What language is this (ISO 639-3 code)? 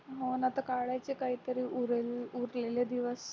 mar